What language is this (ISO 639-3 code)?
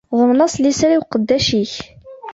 kab